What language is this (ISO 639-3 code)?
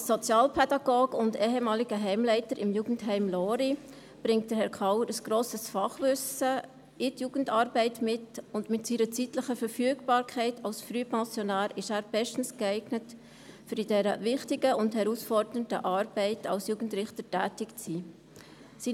gsw